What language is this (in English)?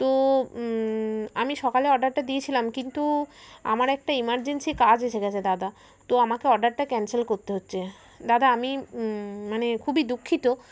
Bangla